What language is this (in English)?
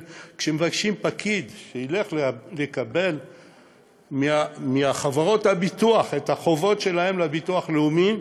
Hebrew